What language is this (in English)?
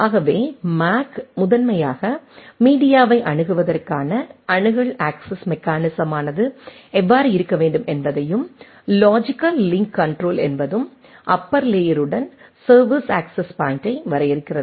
Tamil